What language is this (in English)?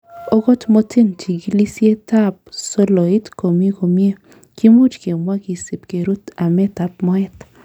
Kalenjin